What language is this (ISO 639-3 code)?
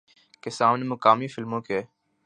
urd